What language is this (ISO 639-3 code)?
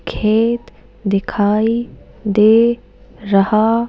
hin